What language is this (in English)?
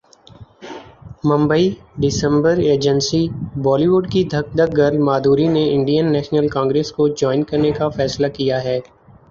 Urdu